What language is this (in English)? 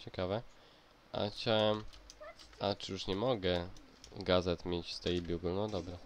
Polish